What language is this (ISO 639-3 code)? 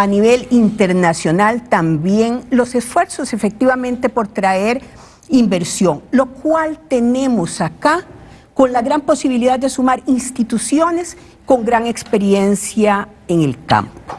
spa